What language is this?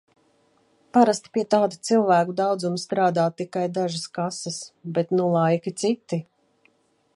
Latvian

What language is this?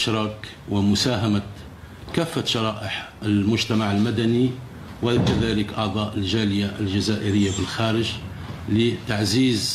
Arabic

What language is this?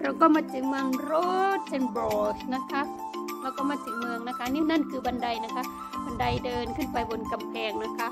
Thai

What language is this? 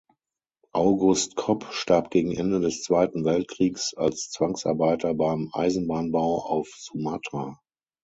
German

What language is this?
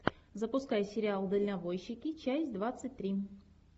Russian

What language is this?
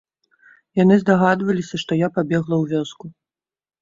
Belarusian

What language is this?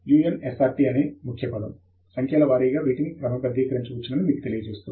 Telugu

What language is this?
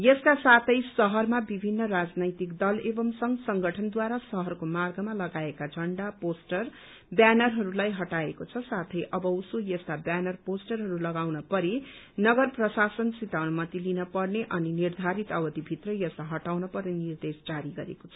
Nepali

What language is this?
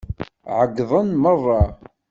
Kabyle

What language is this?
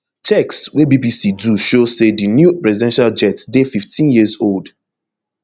Nigerian Pidgin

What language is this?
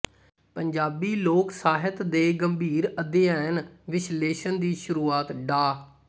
Punjabi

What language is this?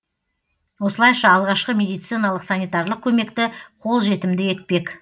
Kazakh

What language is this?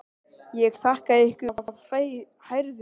Icelandic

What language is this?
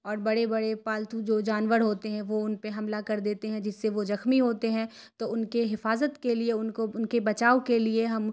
Urdu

